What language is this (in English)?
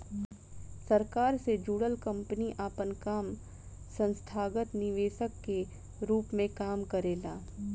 Bhojpuri